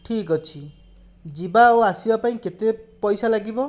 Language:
Odia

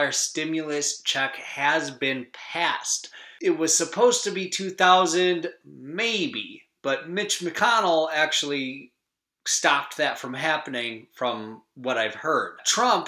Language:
English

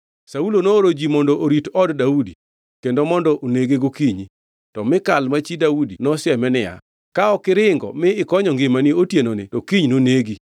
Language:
Luo (Kenya and Tanzania)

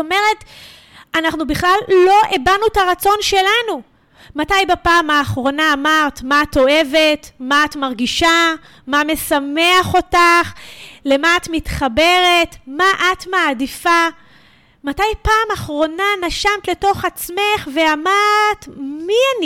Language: Hebrew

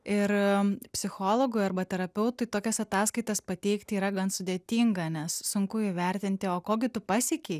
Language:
Lithuanian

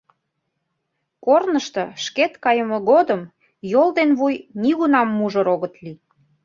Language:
Mari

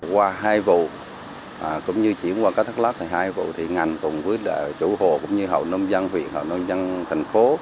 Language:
Vietnamese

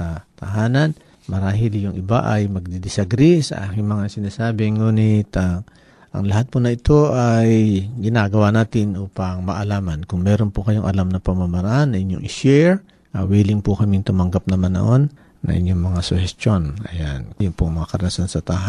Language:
Filipino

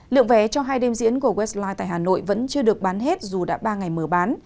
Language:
Vietnamese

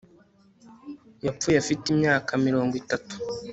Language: Kinyarwanda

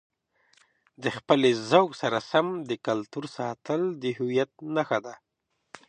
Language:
Pashto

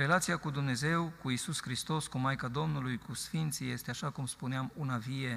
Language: Romanian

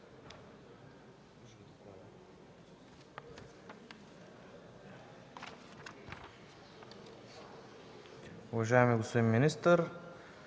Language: Bulgarian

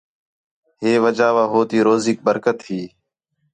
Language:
Khetrani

